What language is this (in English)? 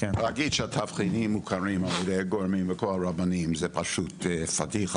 Hebrew